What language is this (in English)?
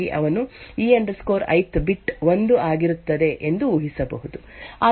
Kannada